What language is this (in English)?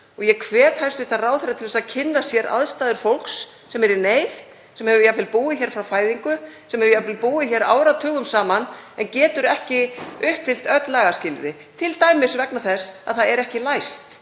Icelandic